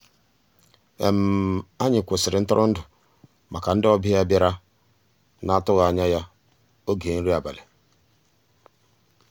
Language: Igbo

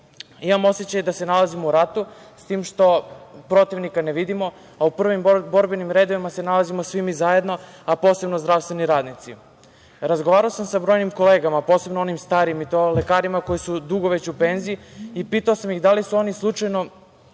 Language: Serbian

